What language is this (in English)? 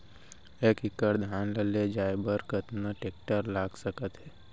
Chhattisgarhi